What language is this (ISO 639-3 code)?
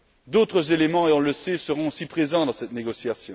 fra